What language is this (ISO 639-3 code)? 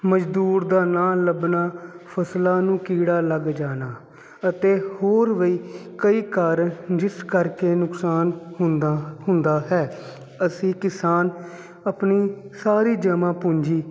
pan